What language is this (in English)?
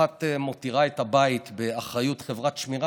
Hebrew